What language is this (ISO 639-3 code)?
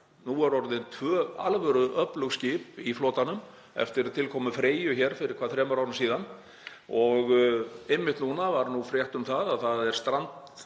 isl